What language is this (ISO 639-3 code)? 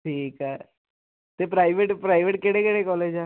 pan